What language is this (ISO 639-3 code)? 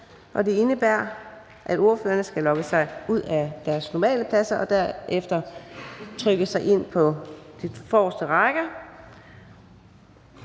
dan